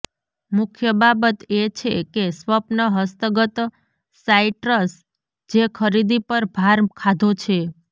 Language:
Gujarati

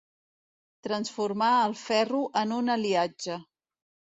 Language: Catalan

